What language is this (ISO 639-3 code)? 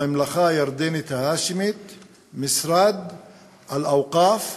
heb